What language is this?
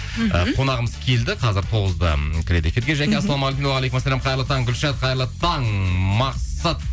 Kazakh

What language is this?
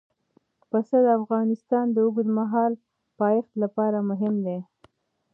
Pashto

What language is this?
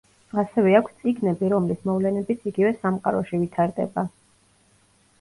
Georgian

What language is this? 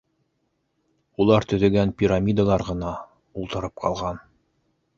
Bashkir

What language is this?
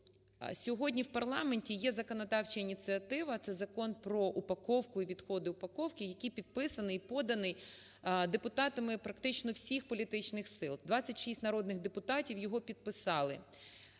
Ukrainian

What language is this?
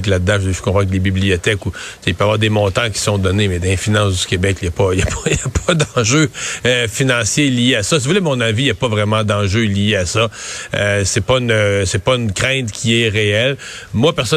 French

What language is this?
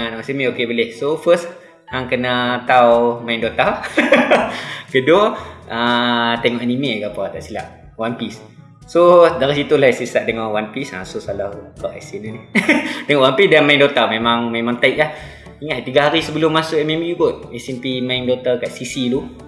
Malay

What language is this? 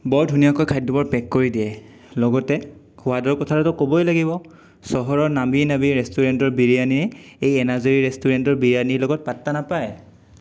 Assamese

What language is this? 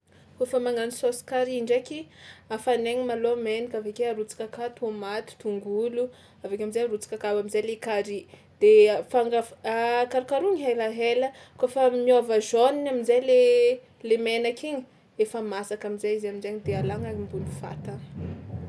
Tsimihety Malagasy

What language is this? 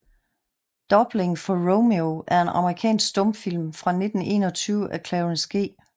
Danish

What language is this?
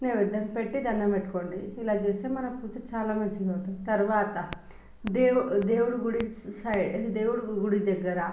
Telugu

